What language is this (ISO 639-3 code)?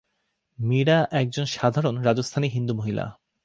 ben